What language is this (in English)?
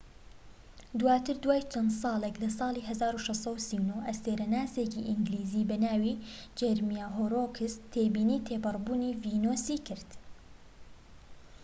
Central Kurdish